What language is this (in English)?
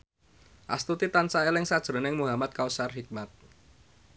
Javanese